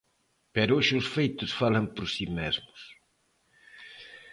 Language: Galician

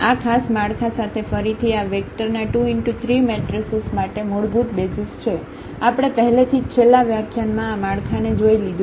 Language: Gujarati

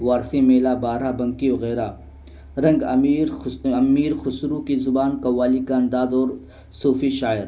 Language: Urdu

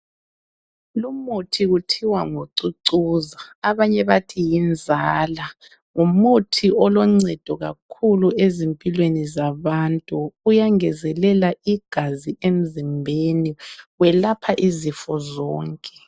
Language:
North Ndebele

